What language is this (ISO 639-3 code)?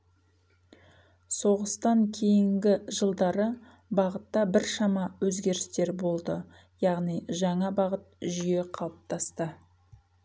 kaz